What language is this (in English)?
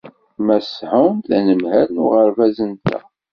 Kabyle